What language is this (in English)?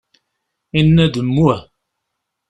Kabyle